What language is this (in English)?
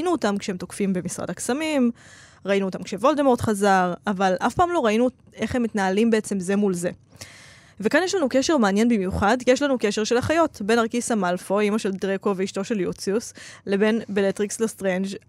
Hebrew